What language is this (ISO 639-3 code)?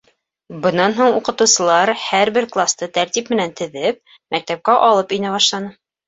bak